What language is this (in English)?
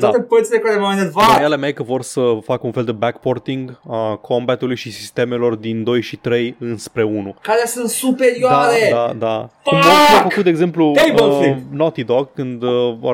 Romanian